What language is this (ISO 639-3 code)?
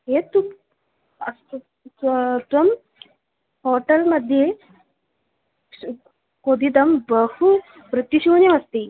san